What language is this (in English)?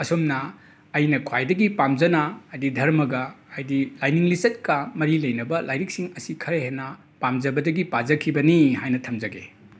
Manipuri